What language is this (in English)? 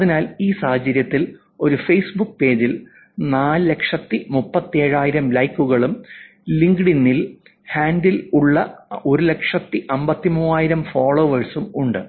Malayalam